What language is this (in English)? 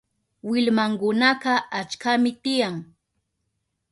Southern Pastaza Quechua